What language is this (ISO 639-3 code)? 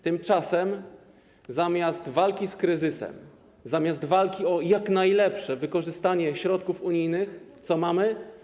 pol